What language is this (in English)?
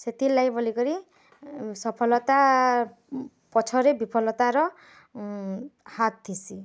Odia